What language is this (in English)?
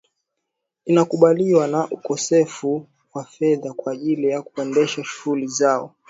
Swahili